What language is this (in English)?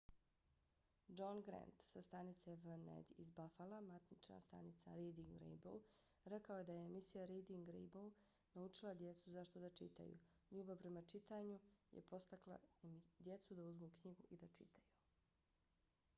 Bosnian